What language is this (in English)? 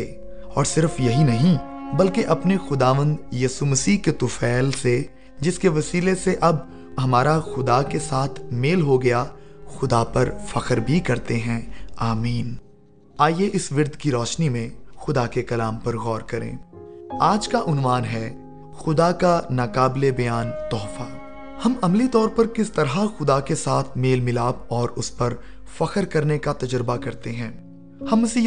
Urdu